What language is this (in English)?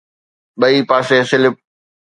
Sindhi